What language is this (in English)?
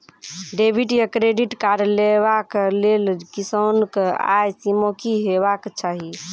Maithili